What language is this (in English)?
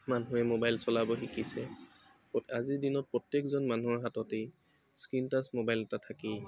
Assamese